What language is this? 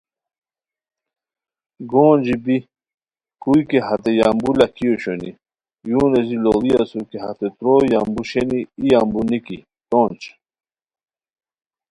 Khowar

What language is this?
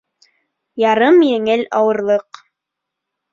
Bashkir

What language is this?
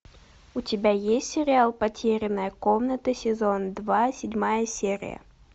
Russian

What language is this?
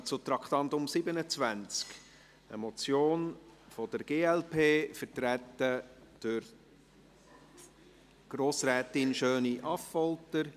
Swiss German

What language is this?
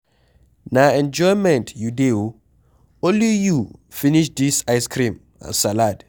Nigerian Pidgin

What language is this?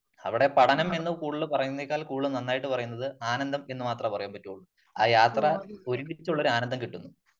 Malayalam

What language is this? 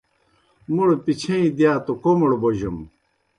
Kohistani Shina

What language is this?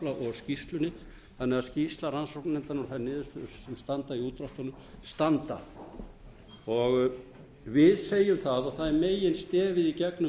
Icelandic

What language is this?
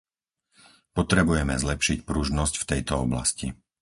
Slovak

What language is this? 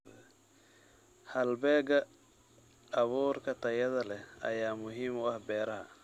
Somali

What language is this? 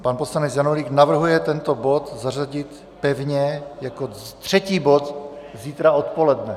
Czech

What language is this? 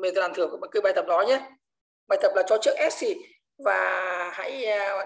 Vietnamese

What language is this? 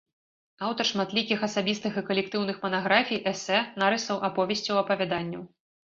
Belarusian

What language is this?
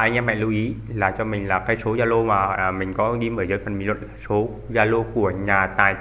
Vietnamese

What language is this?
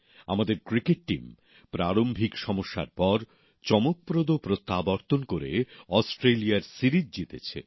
Bangla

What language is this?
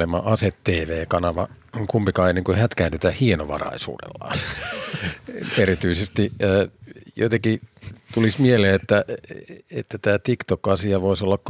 Finnish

